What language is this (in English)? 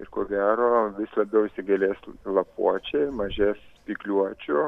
Lithuanian